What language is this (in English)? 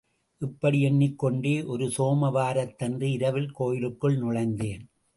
Tamil